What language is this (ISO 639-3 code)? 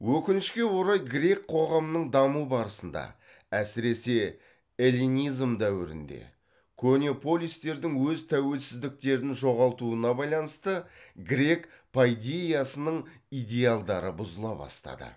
kaz